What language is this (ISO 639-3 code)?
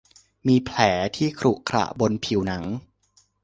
tha